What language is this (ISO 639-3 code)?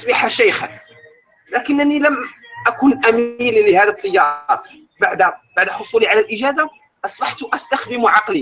ara